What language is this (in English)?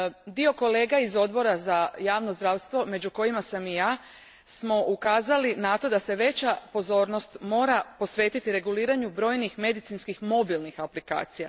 Croatian